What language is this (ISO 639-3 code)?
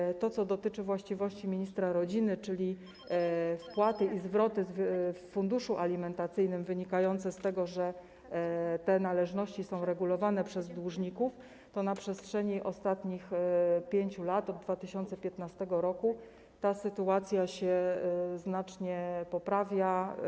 pol